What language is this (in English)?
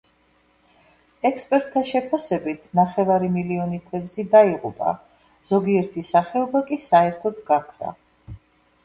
Georgian